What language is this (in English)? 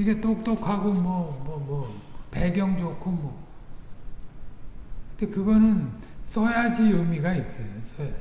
Korean